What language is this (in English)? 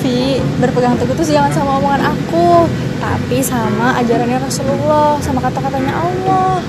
Indonesian